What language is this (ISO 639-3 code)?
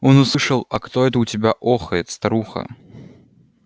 rus